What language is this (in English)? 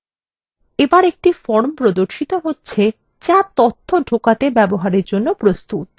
Bangla